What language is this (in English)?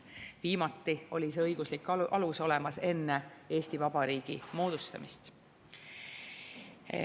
Estonian